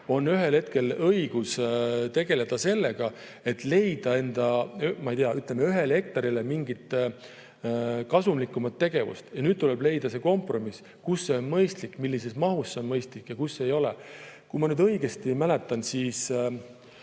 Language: Estonian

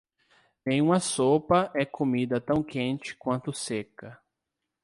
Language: Portuguese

